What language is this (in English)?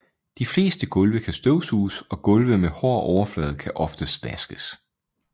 Danish